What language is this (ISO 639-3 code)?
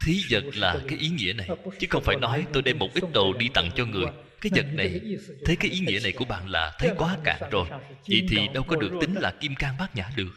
vie